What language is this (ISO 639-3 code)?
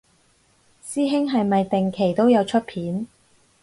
yue